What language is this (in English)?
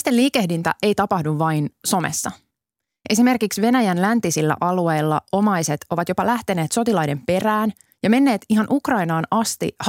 Finnish